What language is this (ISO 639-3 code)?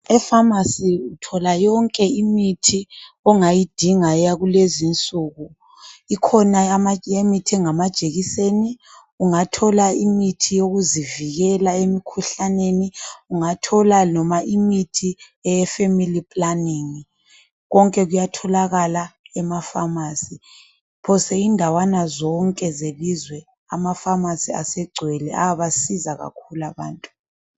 nde